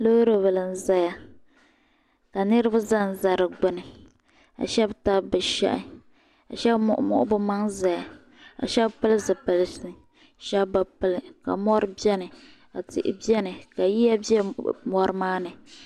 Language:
Dagbani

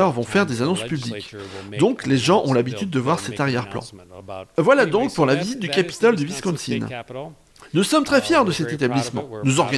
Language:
French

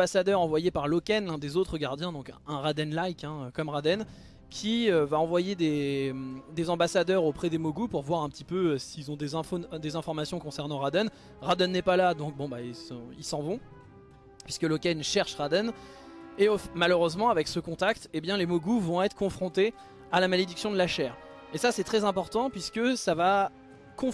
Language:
French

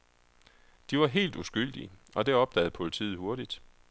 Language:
Danish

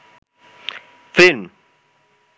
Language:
Bangla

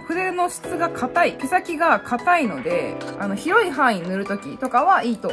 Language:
Japanese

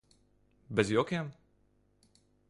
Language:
Latvian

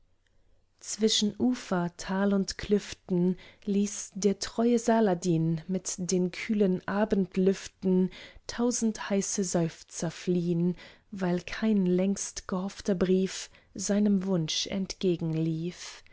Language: German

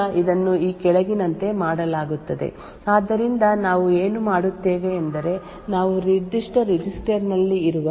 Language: Kannada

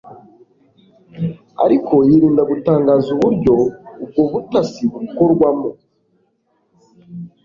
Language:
Kinyarwanda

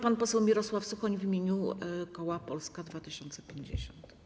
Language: Polish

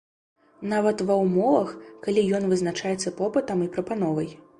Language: Belarusian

